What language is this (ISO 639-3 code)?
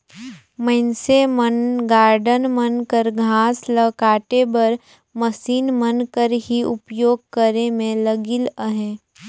hne